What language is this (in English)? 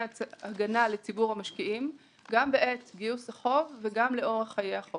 Hebrew